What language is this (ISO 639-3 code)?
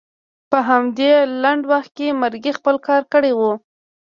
pus